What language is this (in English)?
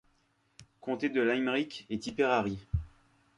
French